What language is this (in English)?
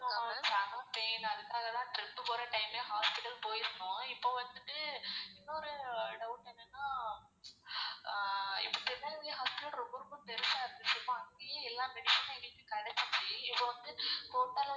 Tamil